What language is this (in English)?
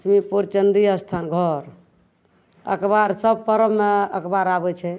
Maithili